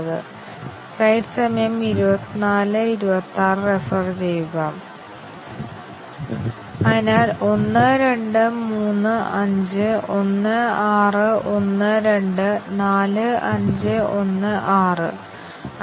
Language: Malayalam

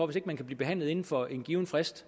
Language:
Danish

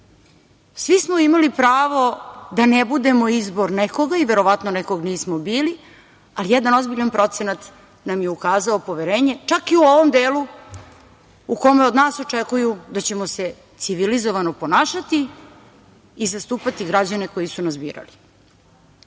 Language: Serbian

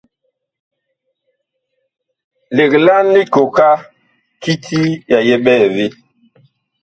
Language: Bakoko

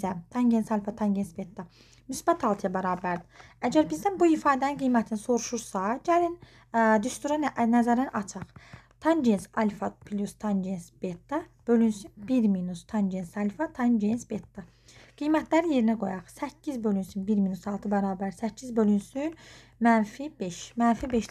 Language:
Turkish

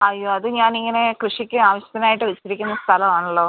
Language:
Malayalam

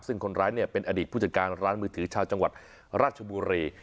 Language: Thai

